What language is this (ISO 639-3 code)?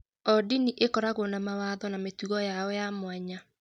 kik